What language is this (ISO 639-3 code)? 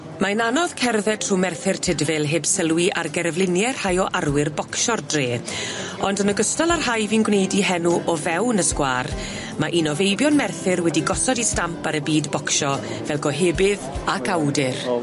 cym